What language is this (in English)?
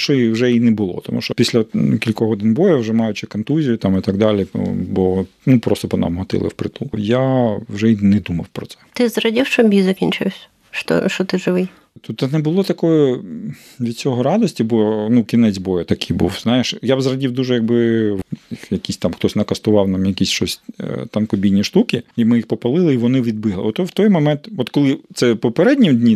Ukrainian